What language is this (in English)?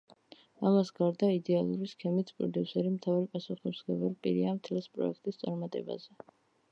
Georgian